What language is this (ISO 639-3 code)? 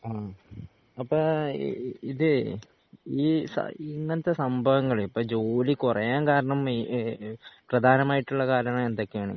mal